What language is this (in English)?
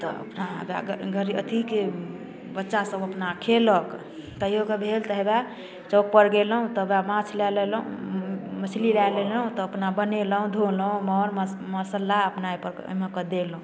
Maithili